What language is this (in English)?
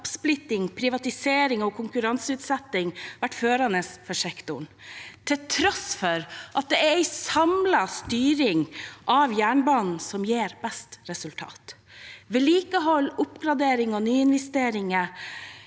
Norwegian